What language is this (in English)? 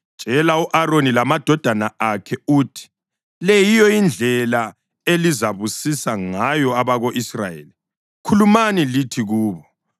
North Ndebele